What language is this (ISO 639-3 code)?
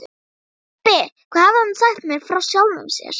isl